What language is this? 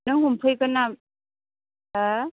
Bodo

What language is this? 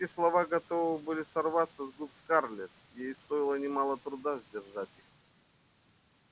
Russian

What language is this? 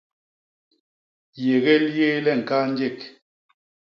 Basaa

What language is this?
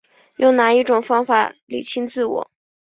Chinese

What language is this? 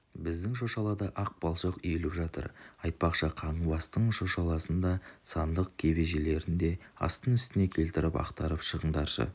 Kazakh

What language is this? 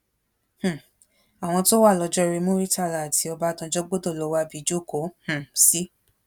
Yoruba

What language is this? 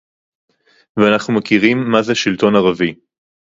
Hebrew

